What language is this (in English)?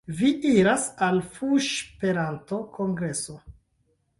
Esperanto